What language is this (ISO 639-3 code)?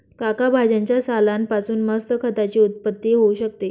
mar